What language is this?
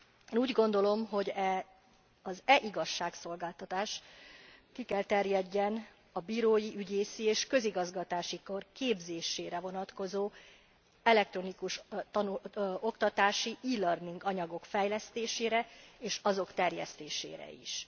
Hungarian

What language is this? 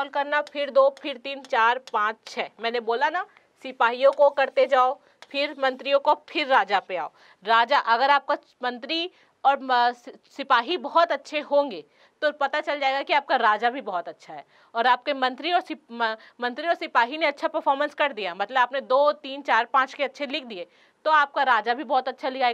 Hindi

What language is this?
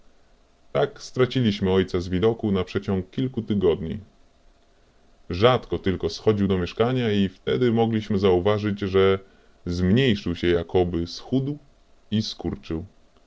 Polish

